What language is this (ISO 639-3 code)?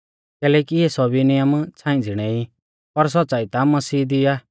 bfz